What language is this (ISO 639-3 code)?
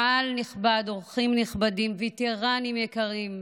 heb